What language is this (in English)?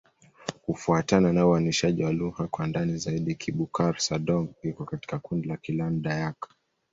Swahili